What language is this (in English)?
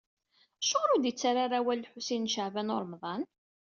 Kabyle